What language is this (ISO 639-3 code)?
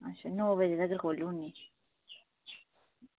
doi